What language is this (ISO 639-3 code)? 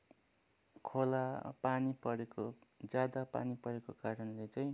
nep